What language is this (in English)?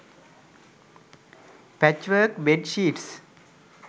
Sinhala